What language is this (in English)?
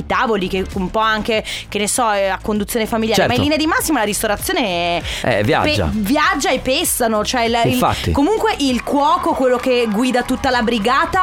Italian